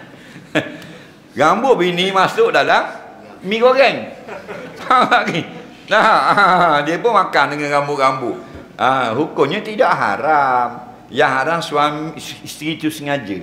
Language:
Malay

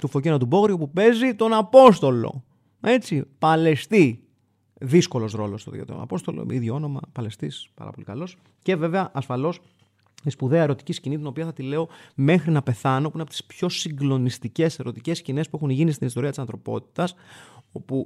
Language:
Greek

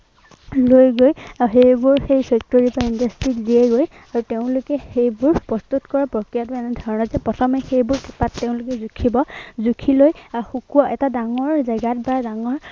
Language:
Assamese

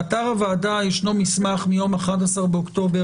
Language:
Hebrew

